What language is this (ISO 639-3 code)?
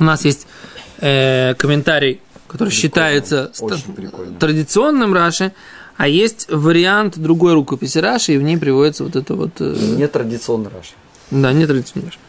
rus